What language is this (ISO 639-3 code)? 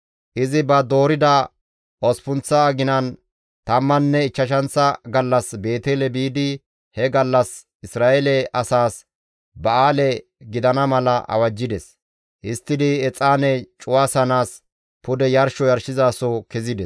gmv